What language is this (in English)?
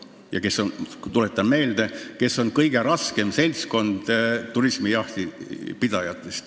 Estonian